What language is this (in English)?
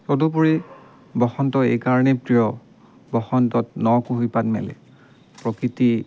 Assamese